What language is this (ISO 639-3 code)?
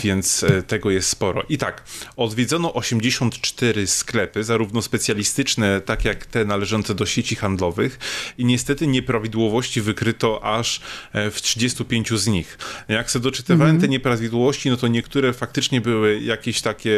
pol